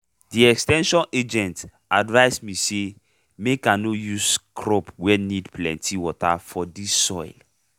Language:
Nigerian Pidgin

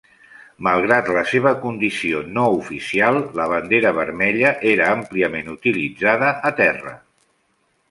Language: Catalan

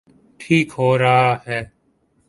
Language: Urdu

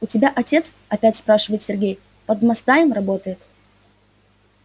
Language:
Russian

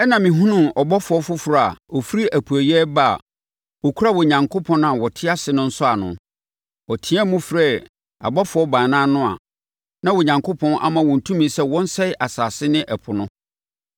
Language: Akan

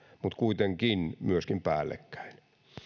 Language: Finnish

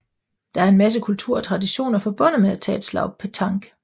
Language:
Danish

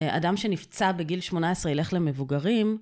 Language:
Hebrew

